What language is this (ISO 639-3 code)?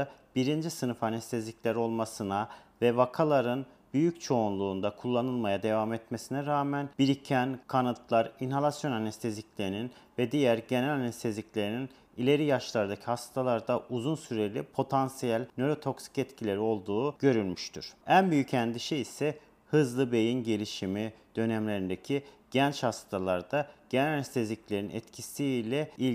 tur